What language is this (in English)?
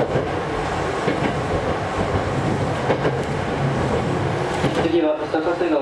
Japanese